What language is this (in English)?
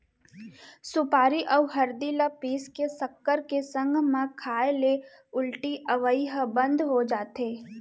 Chhattisgarhi